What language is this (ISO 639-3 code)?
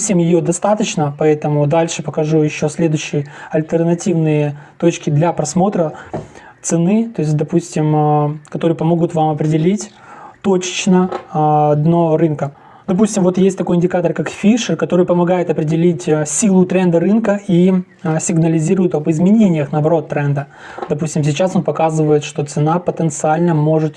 rus